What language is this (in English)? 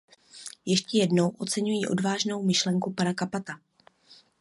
Czech